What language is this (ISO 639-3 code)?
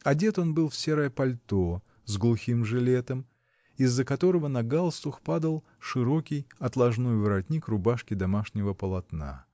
rus